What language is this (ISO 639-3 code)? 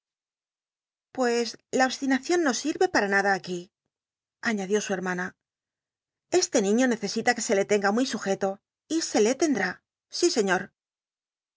spa